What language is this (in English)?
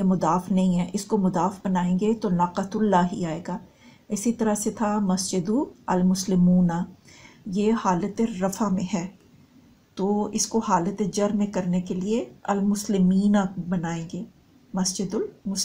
Hindi